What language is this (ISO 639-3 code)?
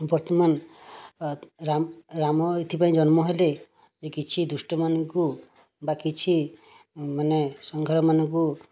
ori